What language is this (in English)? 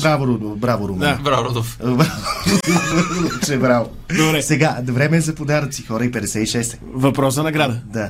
Bulgarian